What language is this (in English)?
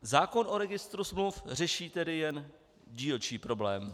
Czech